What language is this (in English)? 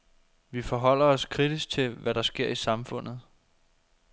Danish